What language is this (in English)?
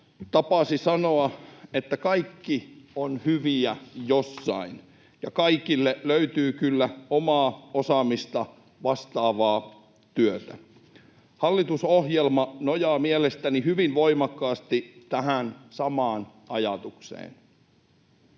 Finnish